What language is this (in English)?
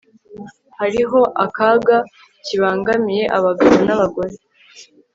Kinyarwanda